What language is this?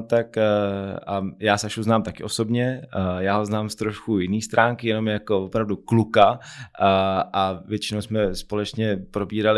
Czech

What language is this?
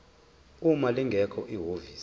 Zulu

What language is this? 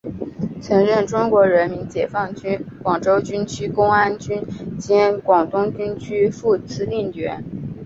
Chinese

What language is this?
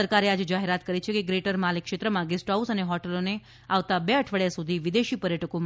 Gujarati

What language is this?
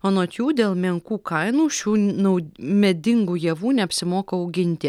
Lithuanian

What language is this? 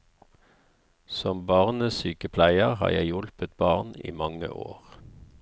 Norwegian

